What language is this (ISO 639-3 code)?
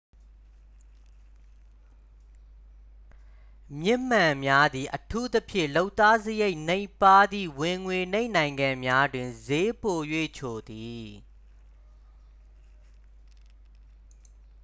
mya